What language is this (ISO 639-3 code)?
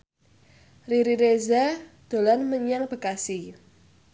jav